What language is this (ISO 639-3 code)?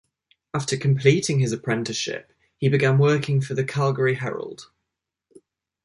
eng